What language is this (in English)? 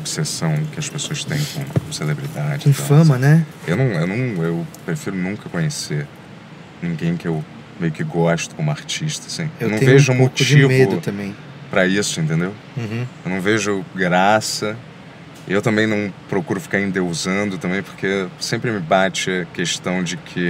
Portuguese